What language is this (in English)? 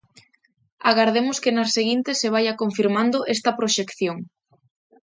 Galician